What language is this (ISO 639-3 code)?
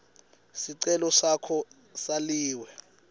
ssw